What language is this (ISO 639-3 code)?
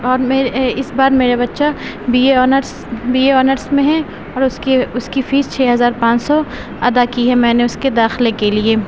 urd